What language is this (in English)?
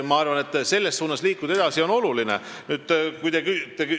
Estonian